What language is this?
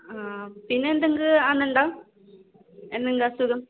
Malayalam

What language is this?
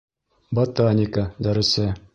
Bashkir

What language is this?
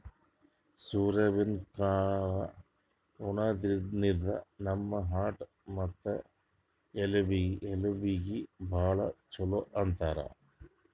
Kannada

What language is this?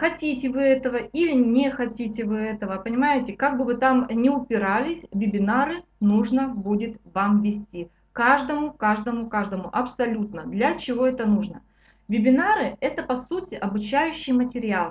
Russian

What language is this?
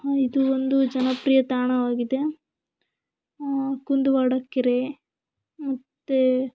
Kannada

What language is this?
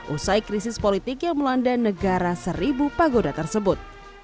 Indonesian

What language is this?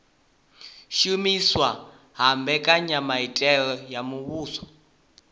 Venda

